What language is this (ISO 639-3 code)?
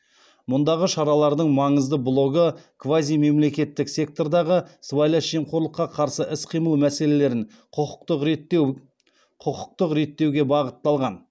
kaz